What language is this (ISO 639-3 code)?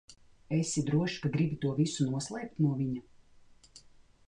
lav